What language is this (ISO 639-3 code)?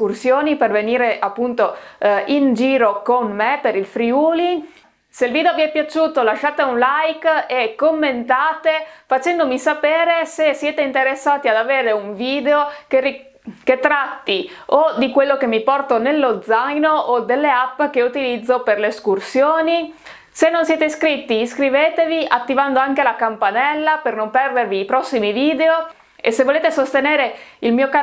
ita